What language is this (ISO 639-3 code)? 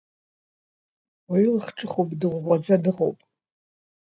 abk